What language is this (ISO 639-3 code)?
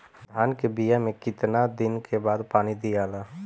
bho